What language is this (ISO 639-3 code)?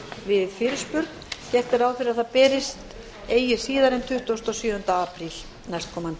isl